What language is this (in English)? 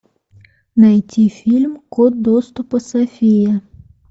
Russian